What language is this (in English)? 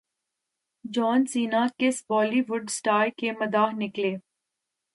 Urdu